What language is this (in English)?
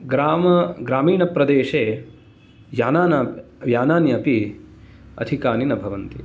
Sanskrit